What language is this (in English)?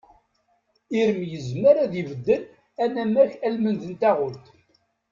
Kabyle